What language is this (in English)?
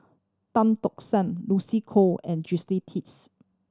English